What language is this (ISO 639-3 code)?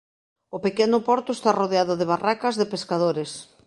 glg